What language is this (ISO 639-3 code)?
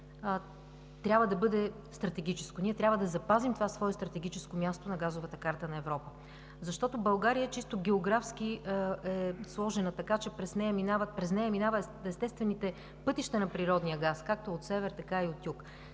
bul